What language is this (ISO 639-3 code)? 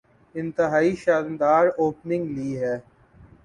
urd